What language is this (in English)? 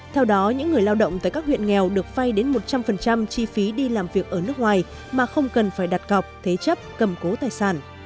Vietnamese